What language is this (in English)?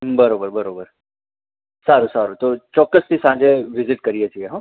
Gujarati